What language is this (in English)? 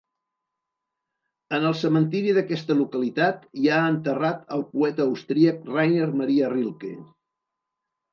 Catalan